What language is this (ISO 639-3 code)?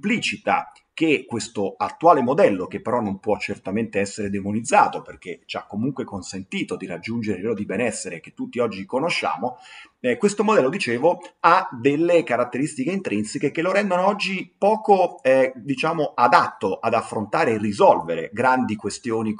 ita